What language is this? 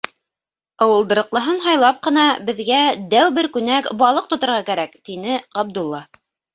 Bashkir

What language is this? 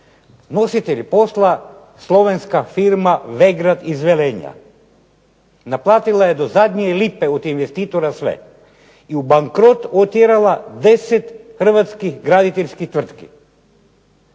Croatian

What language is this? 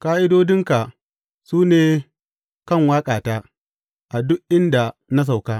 Hausa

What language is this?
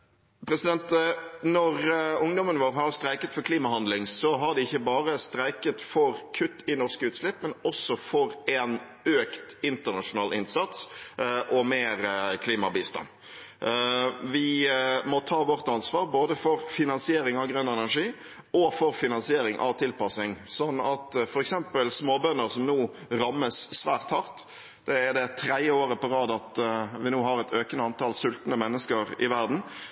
Norwegian Bokmål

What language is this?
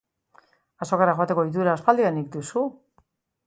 Basque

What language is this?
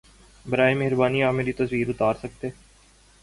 Urdu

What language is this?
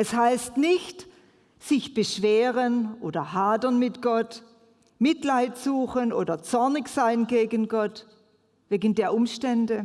German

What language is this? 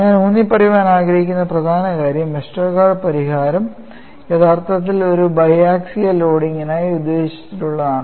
Malayalam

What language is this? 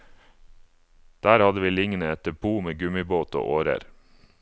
Norwegian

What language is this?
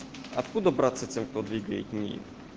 Russian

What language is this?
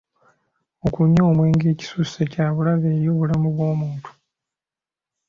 Ganda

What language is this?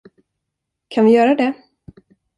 Swedish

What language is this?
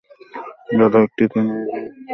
Bangla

